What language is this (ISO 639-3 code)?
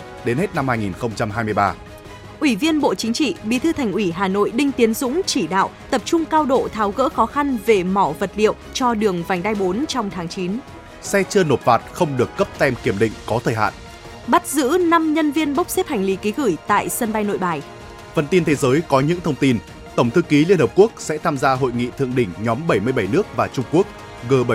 vie